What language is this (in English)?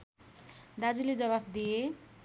Nepali